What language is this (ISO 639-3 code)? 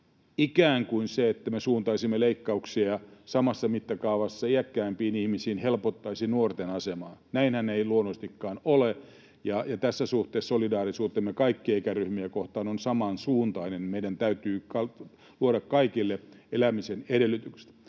fin